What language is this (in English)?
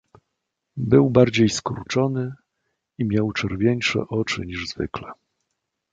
Polish